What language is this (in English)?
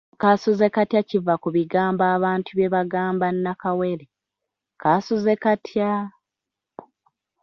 Ganda